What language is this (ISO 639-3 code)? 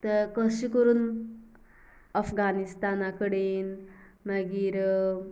kok